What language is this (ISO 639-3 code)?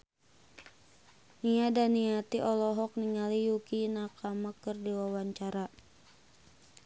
sun